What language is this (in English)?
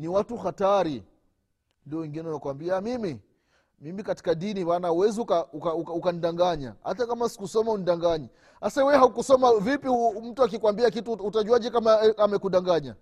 Swahili